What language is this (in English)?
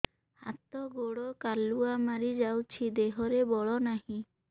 Odia